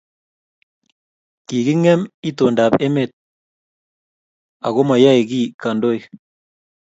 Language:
Kalenjin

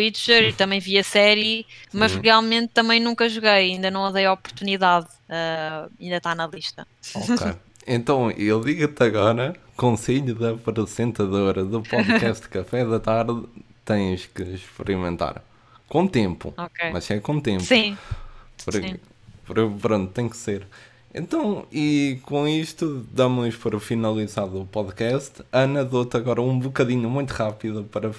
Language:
Portuguese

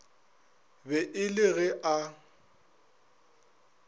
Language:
Northern Sotho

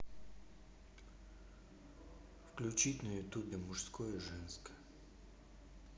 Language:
Russian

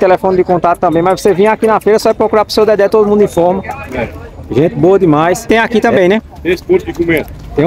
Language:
Portuguese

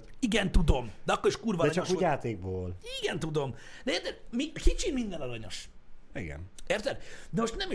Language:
Hungarian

